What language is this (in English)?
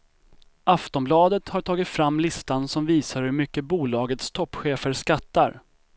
Swedish